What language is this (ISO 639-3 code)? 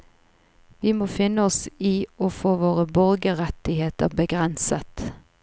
nor